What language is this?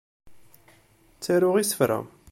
Kabyle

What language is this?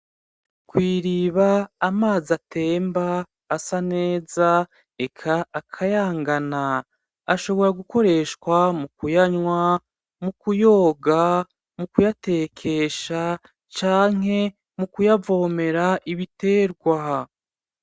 Rundi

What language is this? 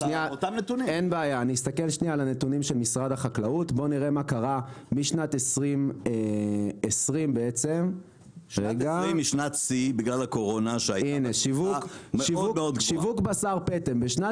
Hebrew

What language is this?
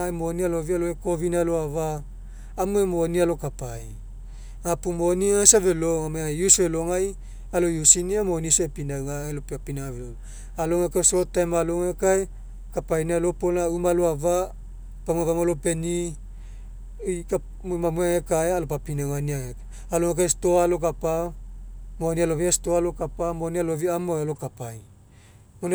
Mekeo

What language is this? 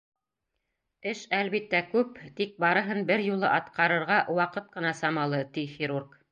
Bashkir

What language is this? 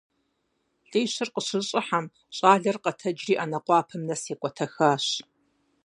Kabardian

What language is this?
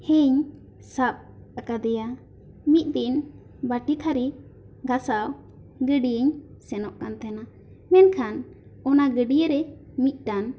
Santali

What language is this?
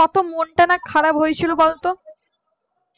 Bangla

